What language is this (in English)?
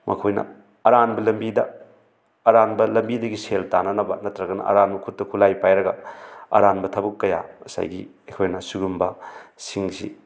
Manipuri